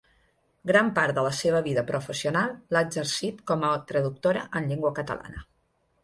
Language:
Catalan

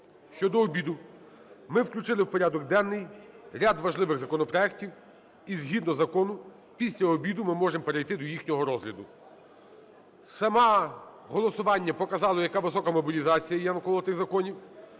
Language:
Ukrainian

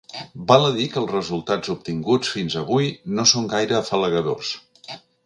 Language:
Catalan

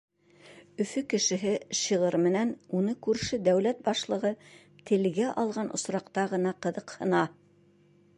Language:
Bashkir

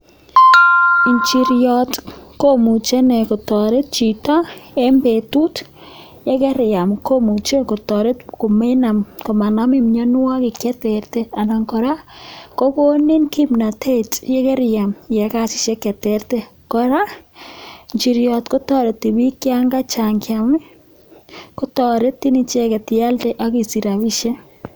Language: Kalenjin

